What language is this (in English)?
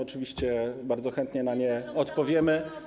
Polish